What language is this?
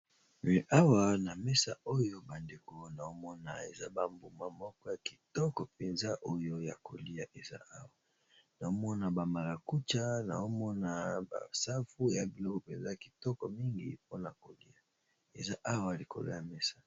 Lingala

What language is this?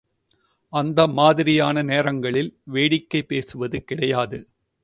Tamil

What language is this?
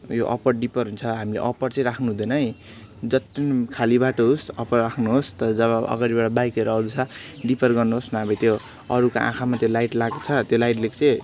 Nepali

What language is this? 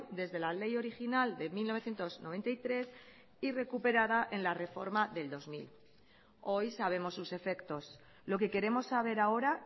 Spanish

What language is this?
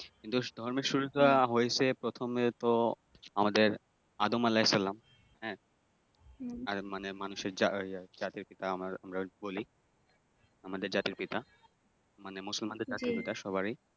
Bangla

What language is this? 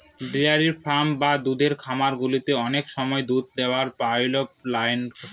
Bangla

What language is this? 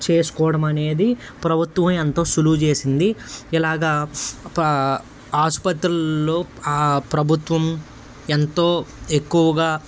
Telugu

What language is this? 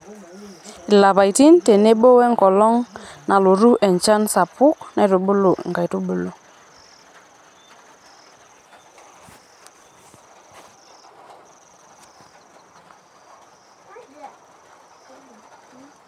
Masai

